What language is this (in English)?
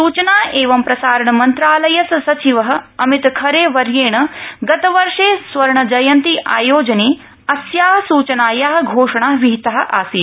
Sanskrit